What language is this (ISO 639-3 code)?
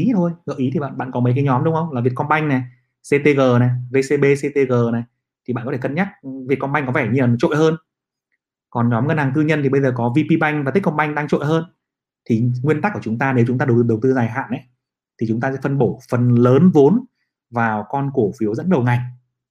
vie